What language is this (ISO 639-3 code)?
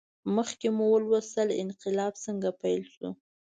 pus